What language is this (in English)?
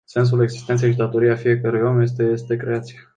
Romanian